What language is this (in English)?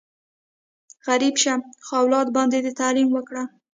Pashto